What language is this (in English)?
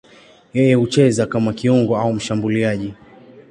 Swahili